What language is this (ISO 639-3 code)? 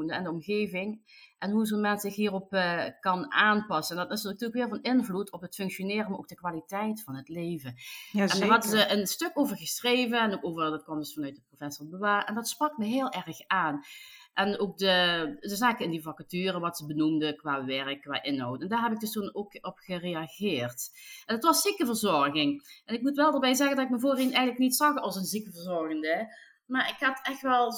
nld